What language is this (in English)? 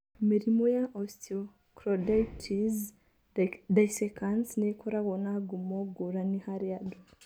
Kikuyu